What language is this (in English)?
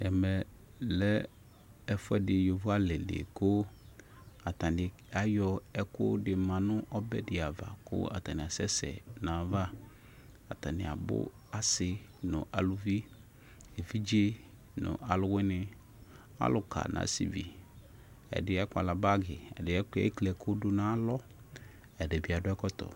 Ikposo